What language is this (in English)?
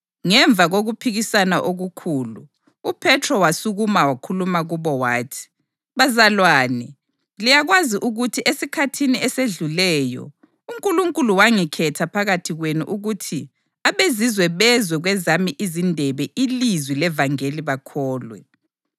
North Ndebele